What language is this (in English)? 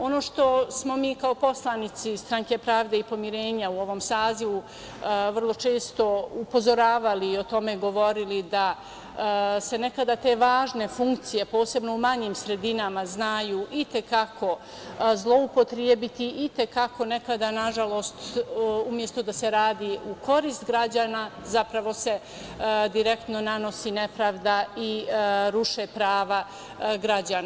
Serbian